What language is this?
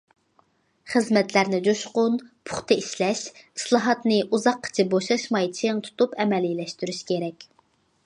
Uyghur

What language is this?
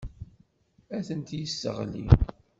Kabyle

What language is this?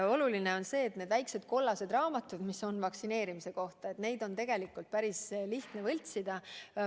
Estonian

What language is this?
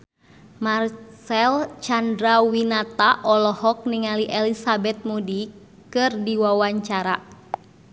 Sundanese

